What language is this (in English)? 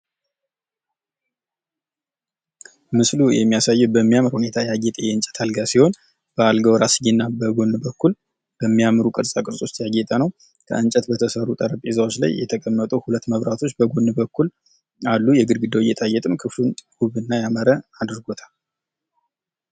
Amharic